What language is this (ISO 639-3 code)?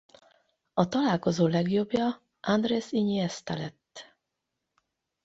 hun